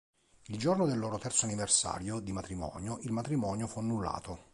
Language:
Italian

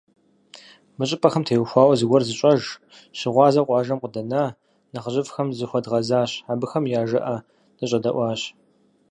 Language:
Kabardian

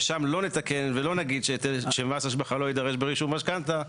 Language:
Hebrew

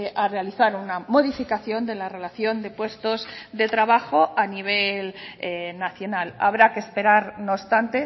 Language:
Spanish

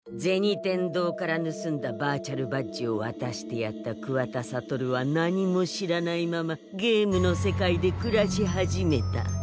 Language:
Japanese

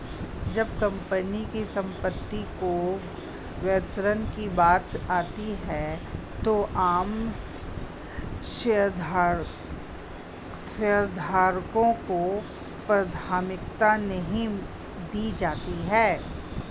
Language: Hindi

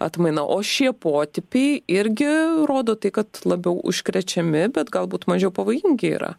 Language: Lithuanian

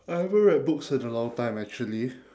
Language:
English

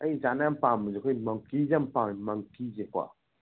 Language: Manipuri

